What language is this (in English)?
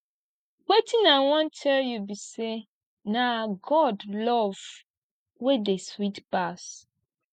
Nigerian Pidgin